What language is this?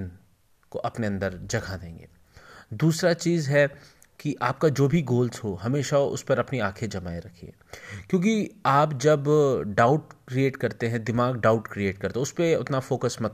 Hindi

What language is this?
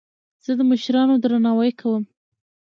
Pashto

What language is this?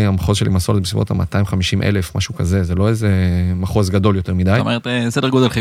Hebrew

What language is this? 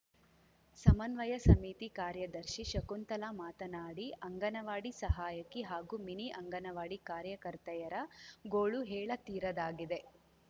Kannada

